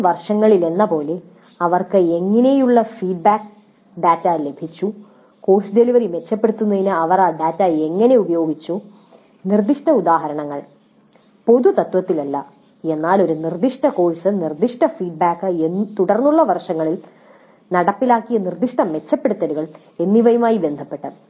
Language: Malayalam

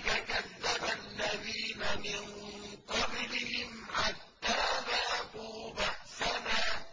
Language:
Arabic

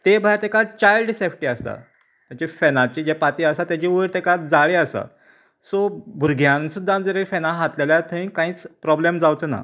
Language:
Konkani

